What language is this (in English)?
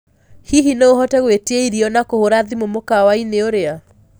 Kikuyu